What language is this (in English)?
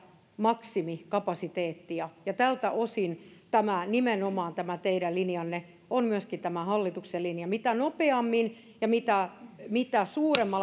Finnish